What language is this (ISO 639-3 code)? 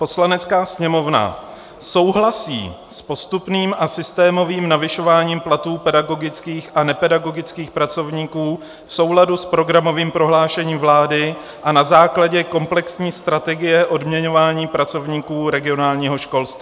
ces